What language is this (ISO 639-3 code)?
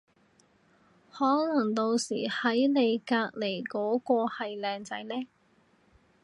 yue